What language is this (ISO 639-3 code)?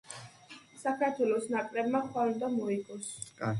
kat